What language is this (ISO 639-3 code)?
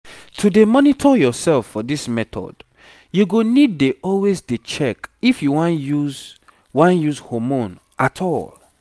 pcm